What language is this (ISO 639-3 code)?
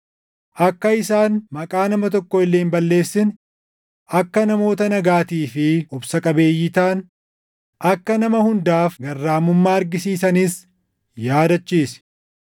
orm